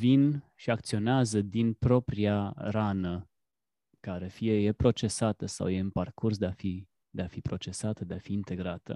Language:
Romanian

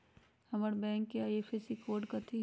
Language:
Magahi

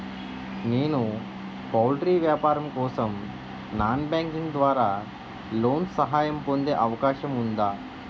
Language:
Telugu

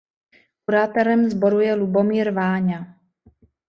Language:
Czech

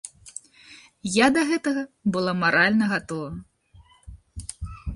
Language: Belarusian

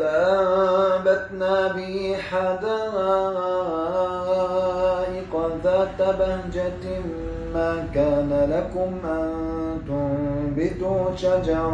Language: Arabic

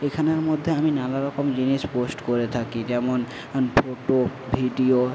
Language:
Bangla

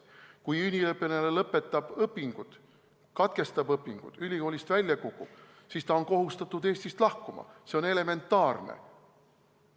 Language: Estonian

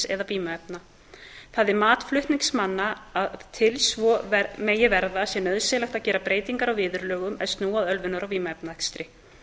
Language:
Icelandic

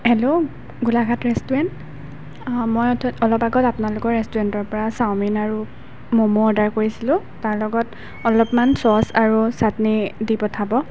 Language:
Assamese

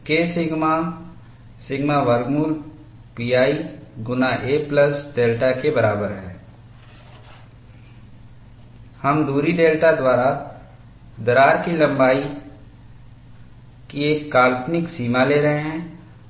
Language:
Hindi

